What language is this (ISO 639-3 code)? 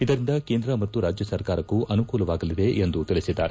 kan